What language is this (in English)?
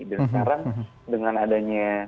Indonesian